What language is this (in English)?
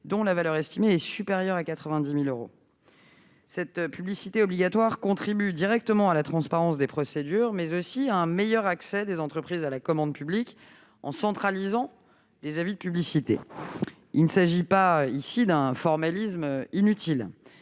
French